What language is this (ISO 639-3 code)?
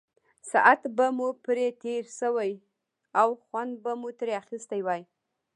pus